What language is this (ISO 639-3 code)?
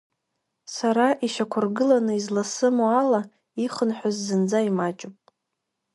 abk